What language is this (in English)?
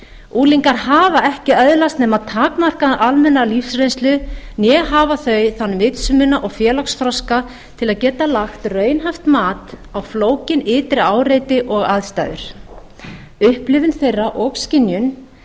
Icelandic